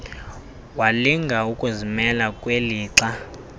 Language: Xhosa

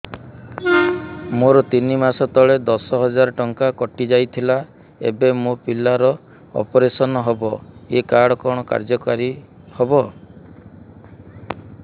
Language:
Odia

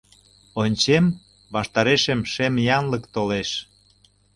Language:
Mari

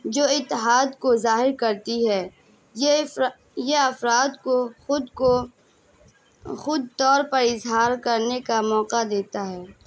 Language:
Urdu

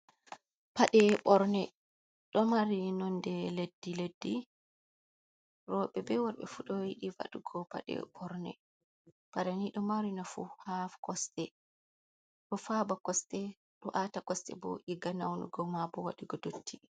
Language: Fula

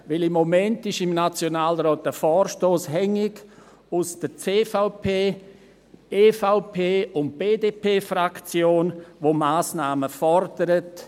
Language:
Swiss German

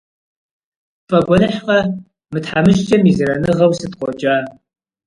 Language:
Kabardian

